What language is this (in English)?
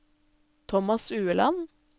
Norwegian